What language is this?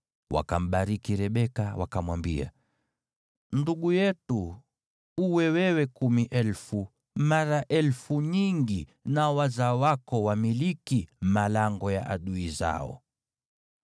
Swahili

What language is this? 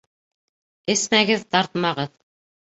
Bashkir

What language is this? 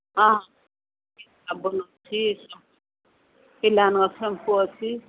Odia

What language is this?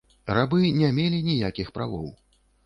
Belarusian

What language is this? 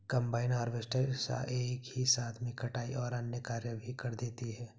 Hindi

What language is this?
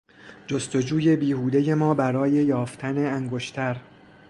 Persian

